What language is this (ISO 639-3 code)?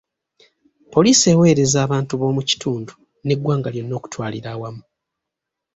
lug